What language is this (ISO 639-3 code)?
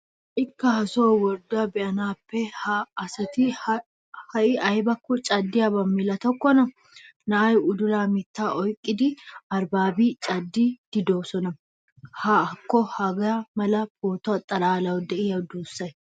wal